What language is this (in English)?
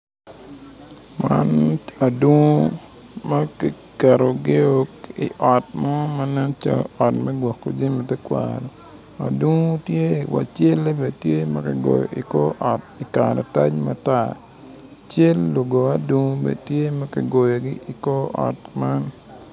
Acoli